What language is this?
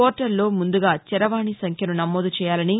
Telugu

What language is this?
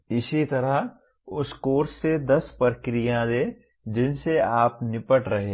Hindi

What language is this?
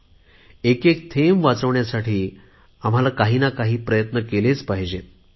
Marathi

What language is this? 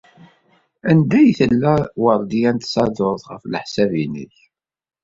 Kabyle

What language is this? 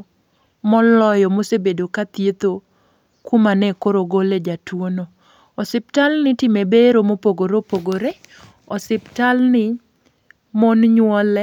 Luo (Kenya and Tanzania)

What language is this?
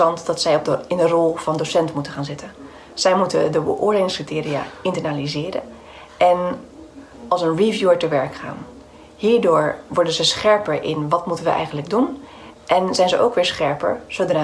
Dutch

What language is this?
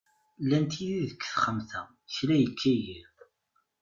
Kabyle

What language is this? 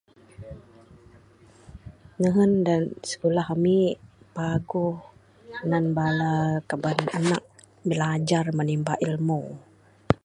Bukar-Sadung Bidayuh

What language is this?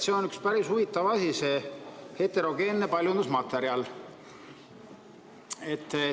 Estonian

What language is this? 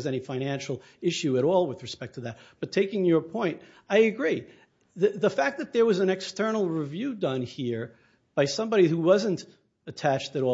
English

